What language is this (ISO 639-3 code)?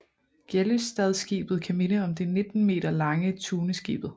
dan